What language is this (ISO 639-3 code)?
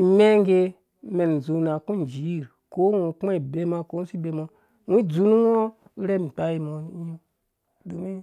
ldb